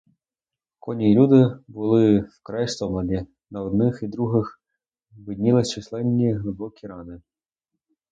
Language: Ukrainian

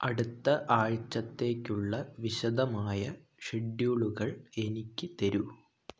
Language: Malayalam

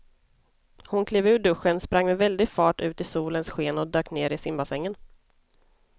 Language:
Swedish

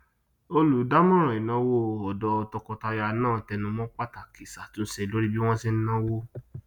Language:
Yoruba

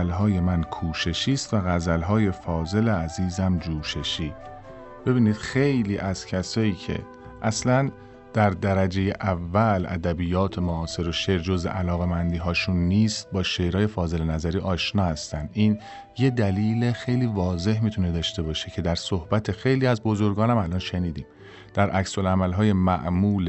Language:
Persian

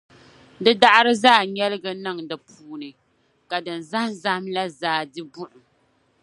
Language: Dagbani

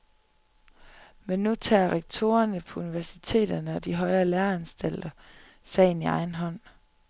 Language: Danish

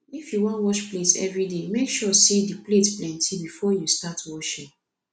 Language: Nigerian Pidgin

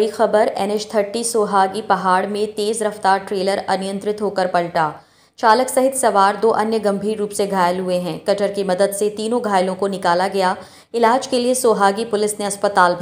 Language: Hindi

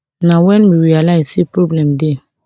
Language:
Nigerian Pidgin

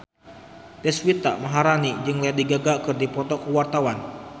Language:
Sundanese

